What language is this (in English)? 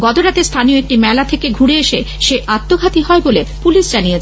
Bangla